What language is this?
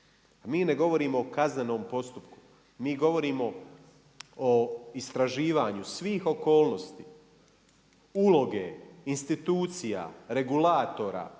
Croatian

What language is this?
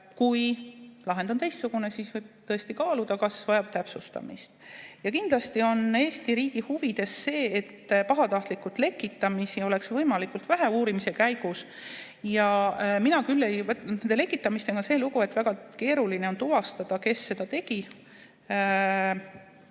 Estonian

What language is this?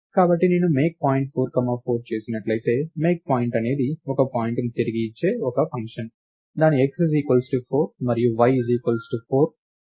Telugu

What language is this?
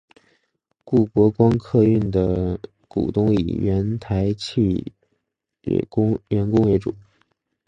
Chinese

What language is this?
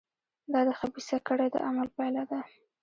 Pashto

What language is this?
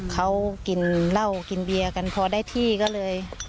Thai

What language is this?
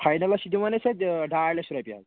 Kashmiri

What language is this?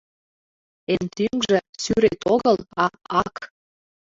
Mari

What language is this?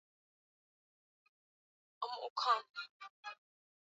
Swahili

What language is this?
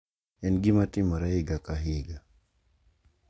Luo (Kenya and Tanzania)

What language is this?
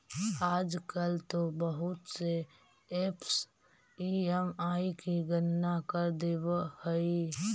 Magahi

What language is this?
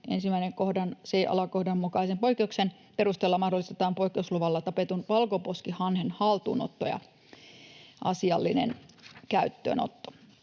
Finnish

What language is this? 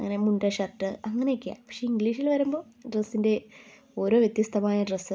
Malayalam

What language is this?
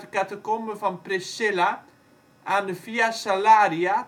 Dutch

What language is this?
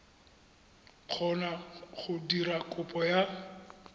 Tswana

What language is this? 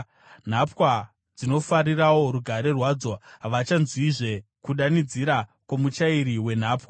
Shona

